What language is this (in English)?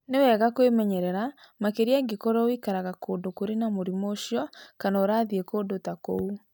Kikuyu